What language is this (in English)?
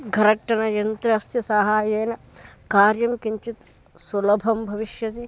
Sanskrit